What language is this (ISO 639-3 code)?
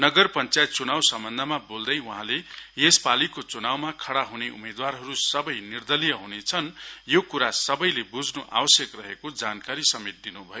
nep